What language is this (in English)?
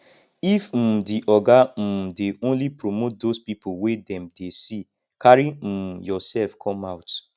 Nigerian Pidgin